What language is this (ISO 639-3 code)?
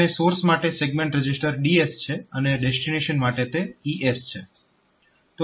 guj